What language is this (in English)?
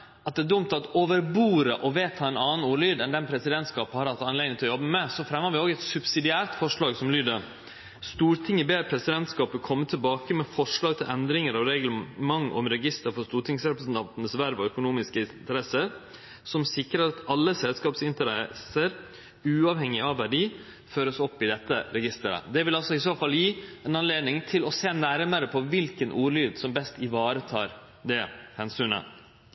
Norwegian Nynorsk